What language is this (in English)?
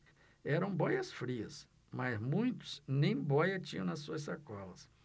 Portuguese